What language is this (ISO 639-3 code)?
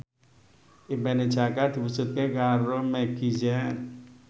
jav